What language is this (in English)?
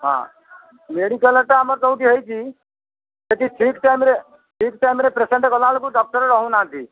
Odia